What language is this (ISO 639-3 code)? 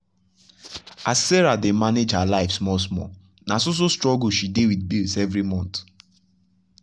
pcm